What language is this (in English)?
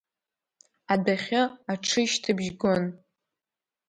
Abkhazian